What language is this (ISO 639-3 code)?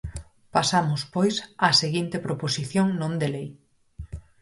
glg